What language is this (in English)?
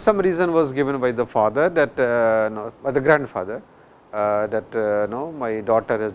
English